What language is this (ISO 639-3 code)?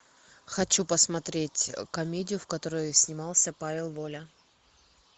rus